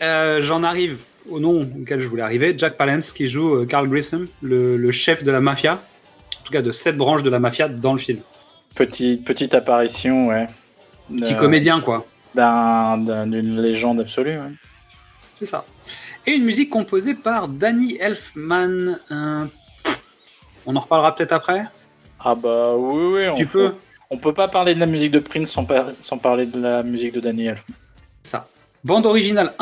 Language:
French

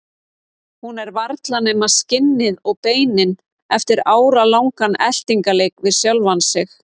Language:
Icelandic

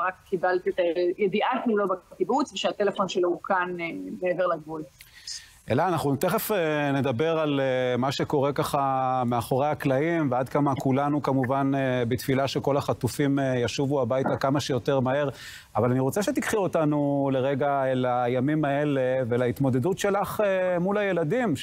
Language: Hebrew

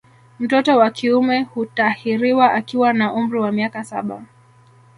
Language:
Swahili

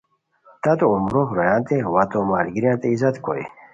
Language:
Khowar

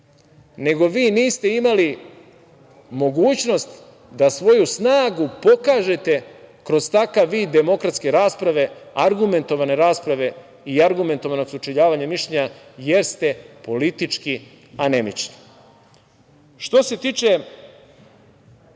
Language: Serbian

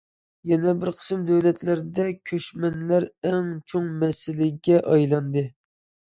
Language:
Uyghur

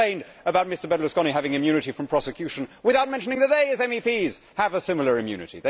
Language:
English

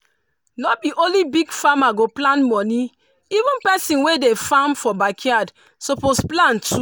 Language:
Nigerian Pidgin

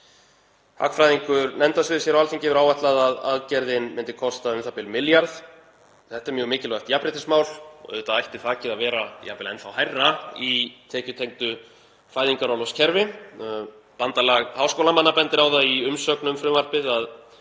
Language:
Icelandic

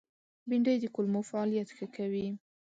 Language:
Pashto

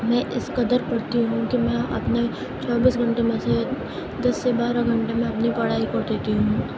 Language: Urdu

